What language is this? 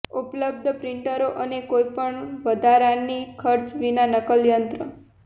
Gujarati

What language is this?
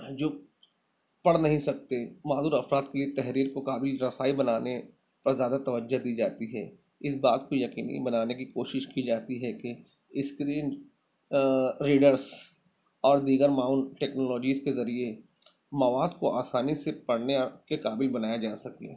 Urdu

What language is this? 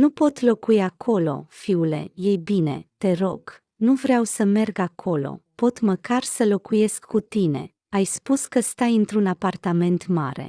Romanian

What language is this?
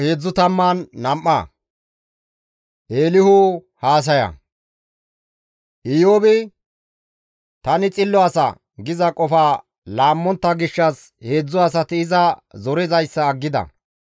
Gamo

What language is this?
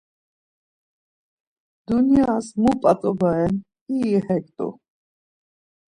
Laz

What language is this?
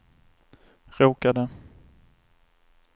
Swedish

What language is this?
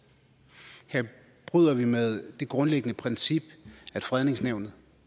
Danish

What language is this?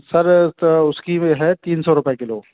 Hindi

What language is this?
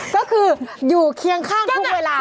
Thai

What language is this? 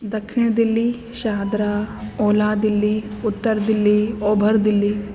Sindhi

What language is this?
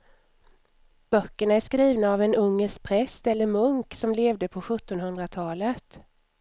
Swedish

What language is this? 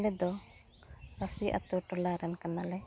Santali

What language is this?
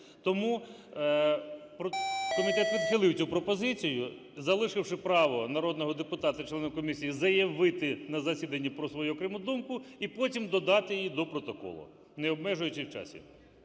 Ukrainian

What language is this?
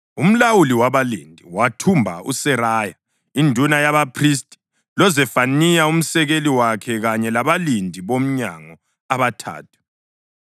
North Ndebele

